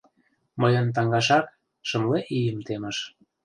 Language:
Mari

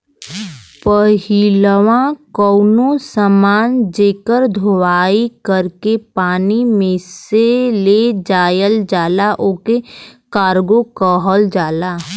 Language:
Bhojpuri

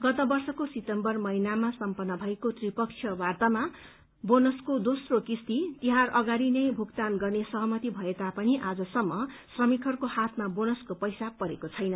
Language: Nepali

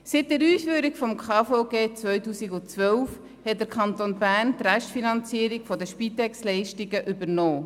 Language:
Swiss German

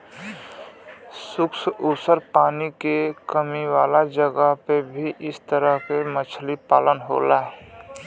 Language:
Bhojpuri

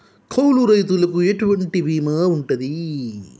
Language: Telugu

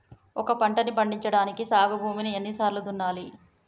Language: Telugu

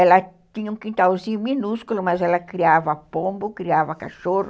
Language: Portuguese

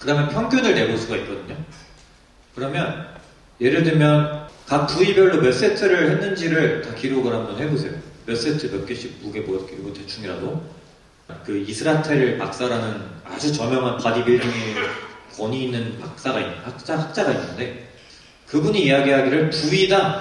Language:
Korean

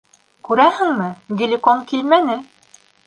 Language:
Bashkir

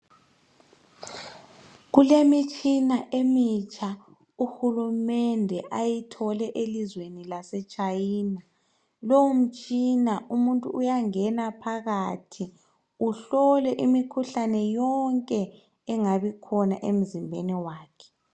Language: North Ndebele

